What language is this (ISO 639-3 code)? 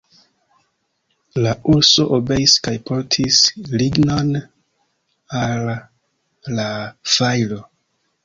epo